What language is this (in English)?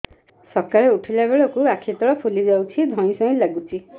Odia